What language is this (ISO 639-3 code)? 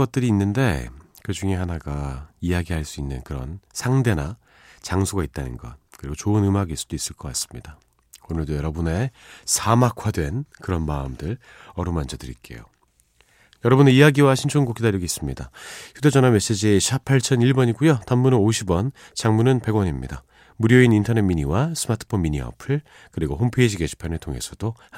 kor